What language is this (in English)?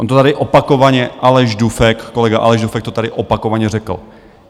Czech